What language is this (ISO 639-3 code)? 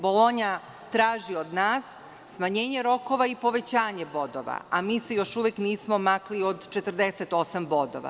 srp